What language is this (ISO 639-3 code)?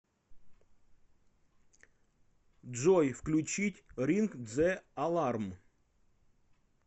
rus